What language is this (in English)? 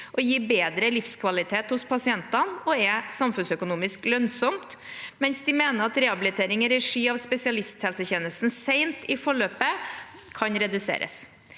Norwegian